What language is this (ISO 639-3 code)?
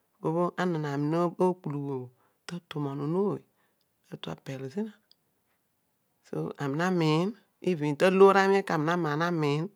odu